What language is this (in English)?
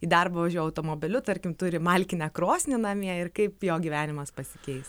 Lithuanian